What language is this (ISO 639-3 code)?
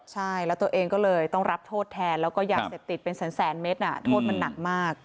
tha